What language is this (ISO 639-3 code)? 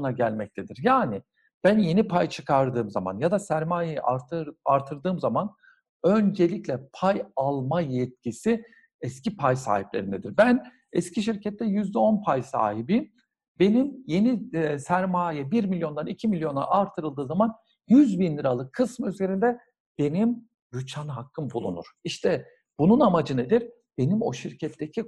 tur